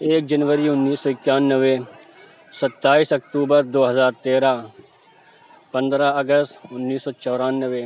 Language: Urdu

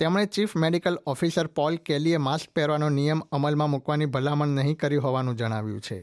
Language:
Gujarati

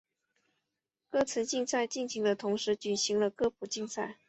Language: Chinese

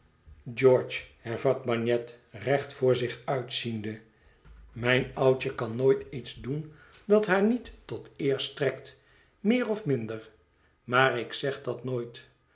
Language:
Dutch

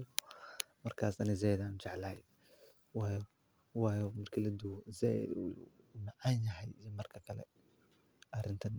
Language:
Somali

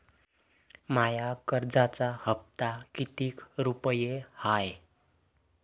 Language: Marathi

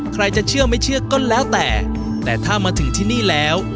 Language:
Thai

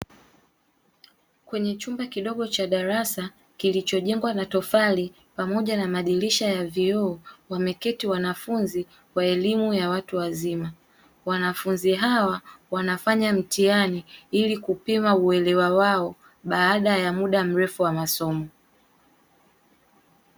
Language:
Swahili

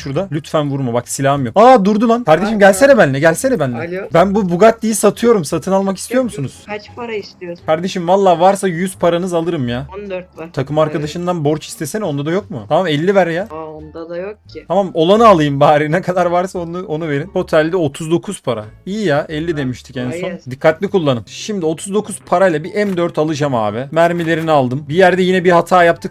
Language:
Turkish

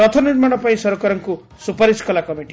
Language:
Odia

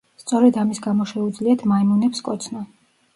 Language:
Georgian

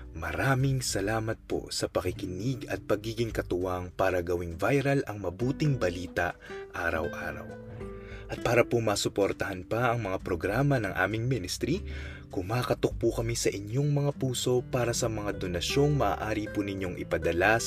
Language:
Filipino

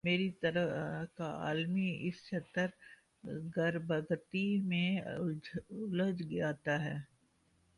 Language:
Urdu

